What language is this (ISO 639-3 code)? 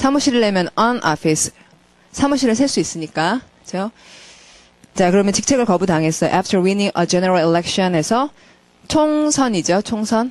kor